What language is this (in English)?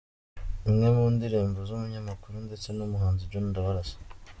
Kinyarwanda